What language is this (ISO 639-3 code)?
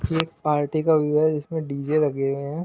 hin